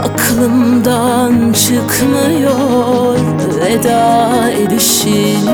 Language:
Turkish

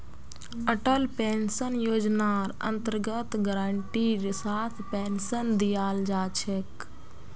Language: Magahi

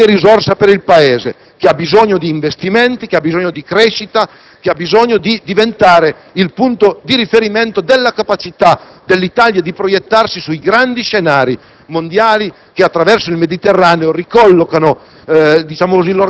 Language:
Italian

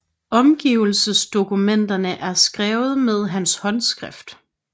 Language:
Danish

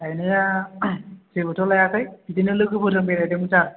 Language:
Bodo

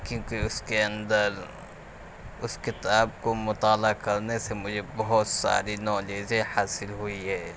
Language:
Urdu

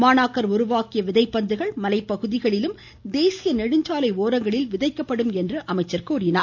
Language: Tamil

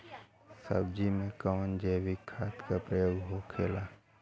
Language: Bhojpuri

